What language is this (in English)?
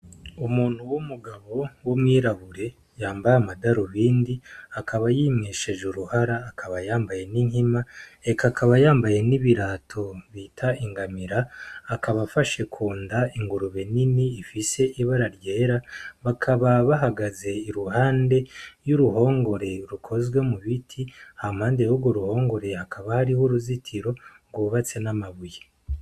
Rundi